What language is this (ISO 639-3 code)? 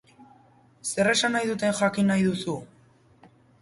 eus